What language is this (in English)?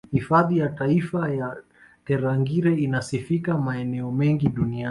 Swahili